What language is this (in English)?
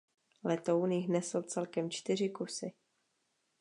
Czech